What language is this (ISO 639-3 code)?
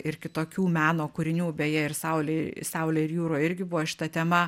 lit